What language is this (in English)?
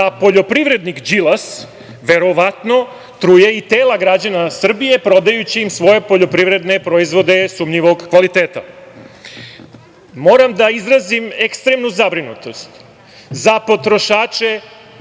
Serbian